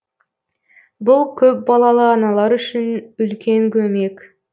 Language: Kazakh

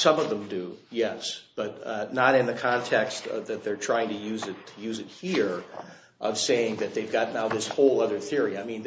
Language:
English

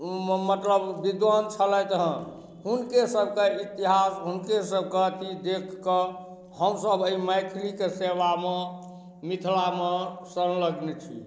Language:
Maithili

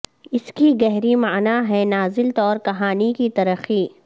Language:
Urdu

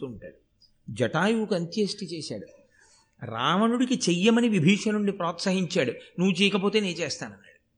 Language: Telugu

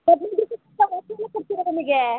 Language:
Kannada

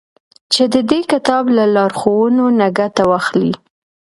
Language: Pashto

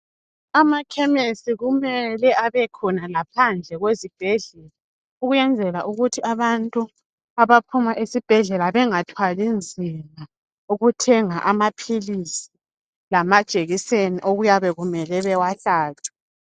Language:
North Ndebele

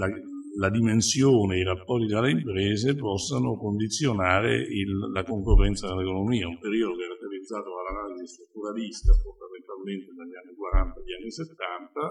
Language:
Italian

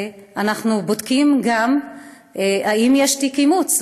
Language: Hebrew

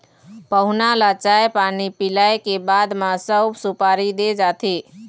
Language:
Chhattisgarhi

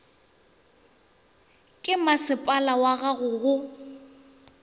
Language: Northern Sotho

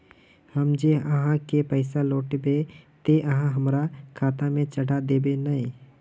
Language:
Magahi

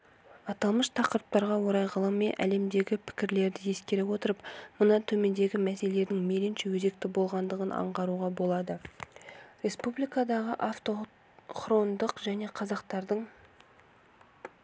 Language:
Kazakh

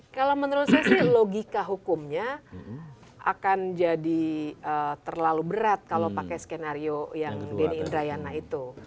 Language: Indonesian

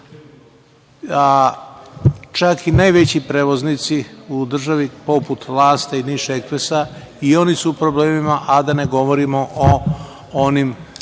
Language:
Serbian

